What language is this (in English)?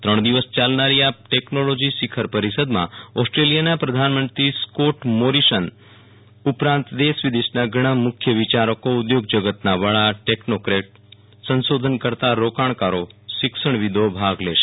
Gujarati